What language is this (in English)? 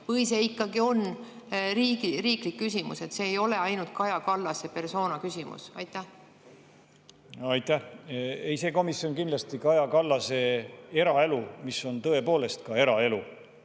Estonian